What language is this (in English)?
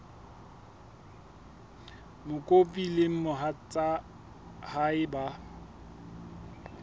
Southern Sotho